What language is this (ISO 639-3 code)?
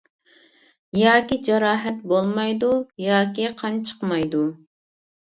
uig